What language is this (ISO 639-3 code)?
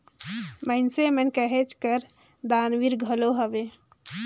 hne